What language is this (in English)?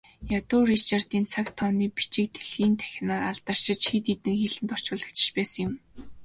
Mongolian